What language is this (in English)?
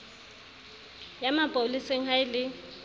Southern Sotho